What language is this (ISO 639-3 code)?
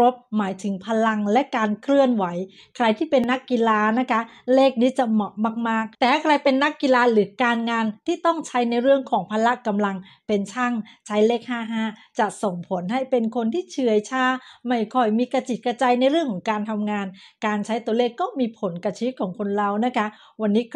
tha